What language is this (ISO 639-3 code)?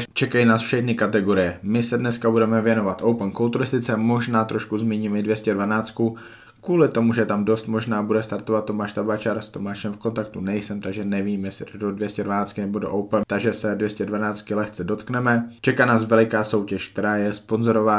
ces